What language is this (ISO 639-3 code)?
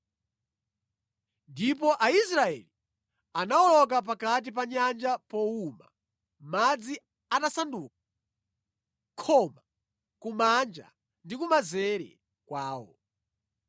nya